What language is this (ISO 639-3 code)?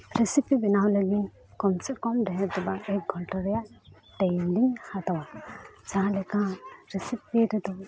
sat